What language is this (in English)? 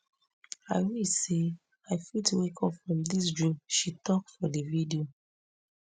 Nigerian Pidgin